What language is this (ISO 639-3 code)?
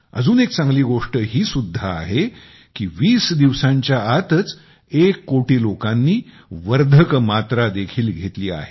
mar